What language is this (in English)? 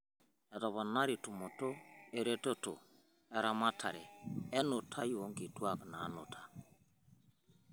Masai